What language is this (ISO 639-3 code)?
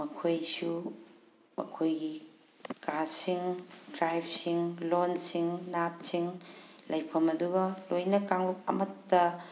mni